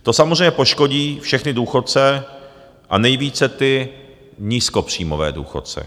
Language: Czech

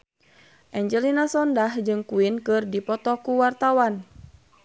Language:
Sundanese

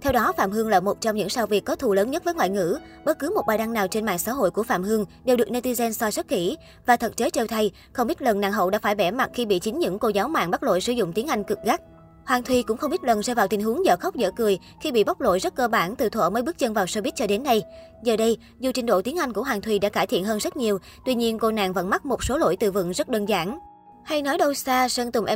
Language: Vietnamese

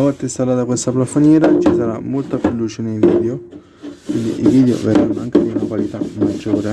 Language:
Italian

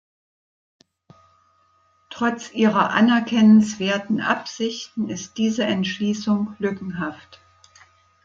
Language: German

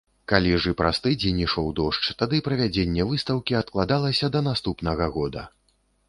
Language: Belarusian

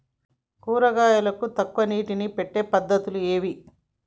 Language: Telugu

